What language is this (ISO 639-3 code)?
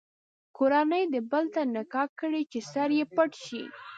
pus